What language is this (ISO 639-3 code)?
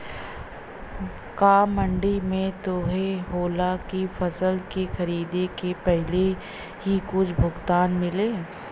bho